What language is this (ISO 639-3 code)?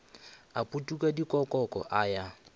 nso